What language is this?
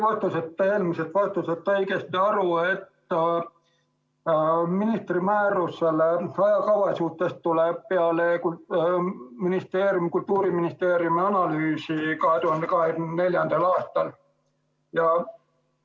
Estonian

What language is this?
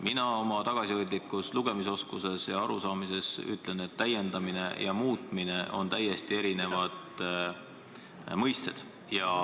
Estonian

